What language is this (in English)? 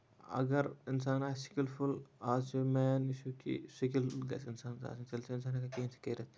Kashmiri